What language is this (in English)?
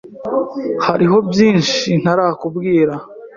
Kinyarwanda